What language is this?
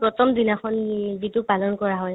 Assamese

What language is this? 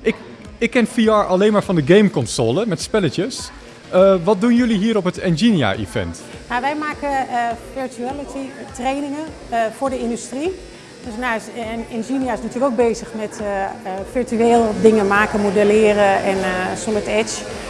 Dutch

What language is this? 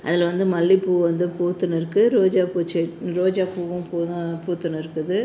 Tamil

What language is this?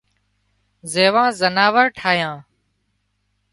Wadiyara Koli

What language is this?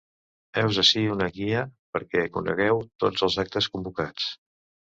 Catalan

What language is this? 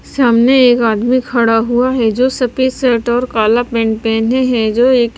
Hindi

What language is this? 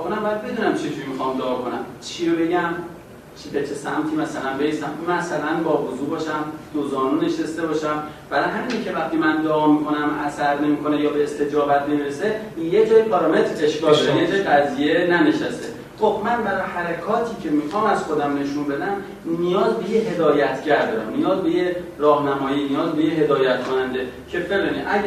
Persian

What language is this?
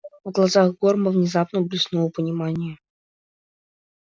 Russian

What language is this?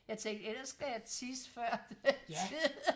Danish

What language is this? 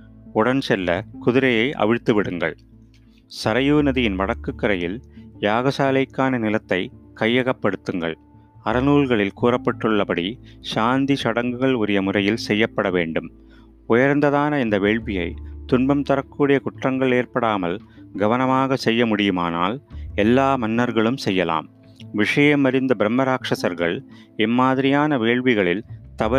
Tamil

